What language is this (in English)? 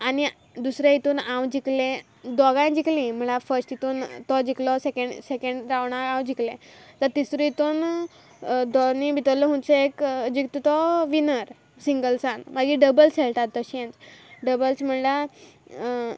Konkani